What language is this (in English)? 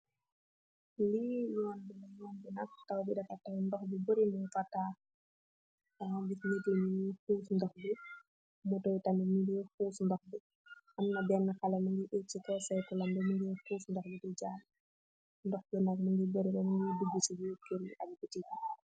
Wolof